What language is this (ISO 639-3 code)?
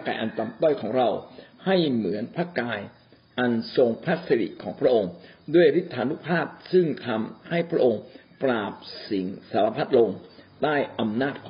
tha